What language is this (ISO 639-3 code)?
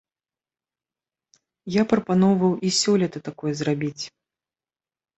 bel